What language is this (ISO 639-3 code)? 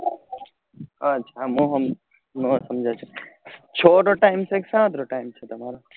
guj